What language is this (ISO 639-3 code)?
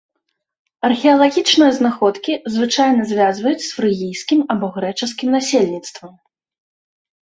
bel